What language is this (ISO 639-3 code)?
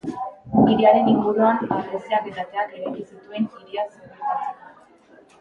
eus